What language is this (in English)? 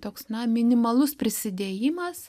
Lithuanian